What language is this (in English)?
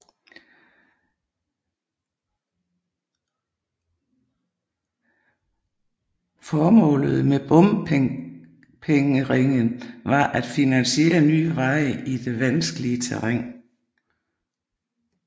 Danish